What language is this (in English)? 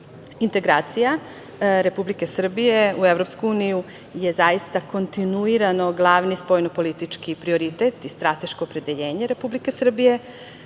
Serbian